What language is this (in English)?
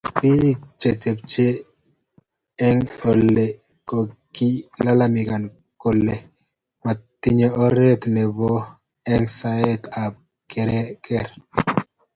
Kalenjin